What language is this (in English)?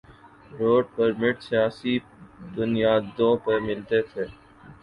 Urdu